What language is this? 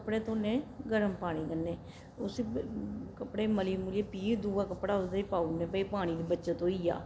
Dogri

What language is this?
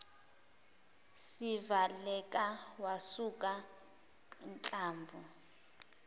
Zulu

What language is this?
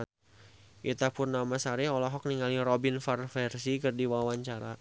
Sundanese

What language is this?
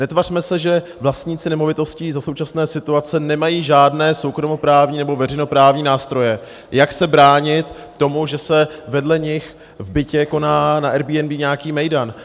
Czech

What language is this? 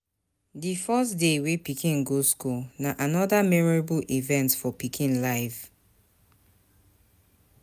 Nigerian Pidgin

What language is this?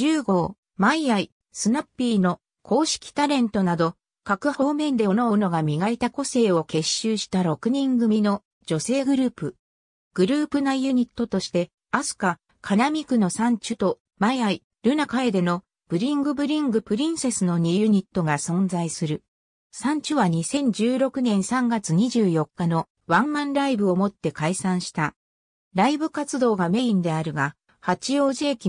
Japanese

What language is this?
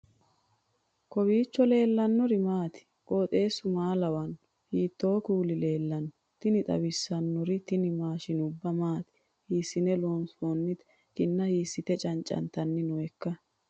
Sidamo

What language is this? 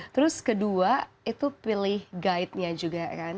Indonesian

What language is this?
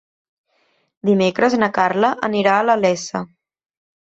Catalan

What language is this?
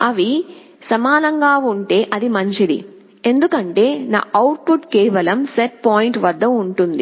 Telugu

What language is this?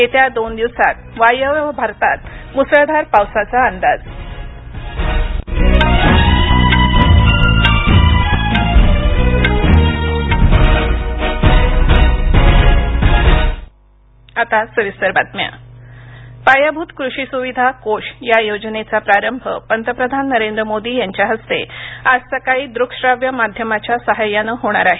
Marathi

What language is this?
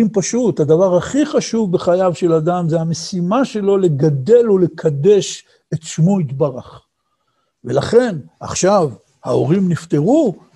Hebrew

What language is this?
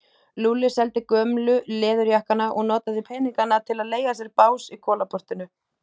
Icelandic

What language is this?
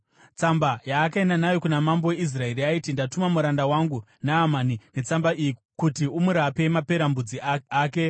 Shona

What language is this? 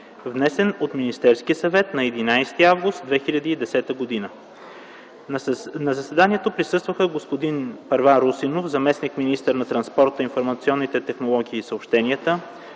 Bulgarian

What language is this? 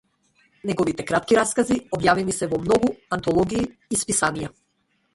Macedonian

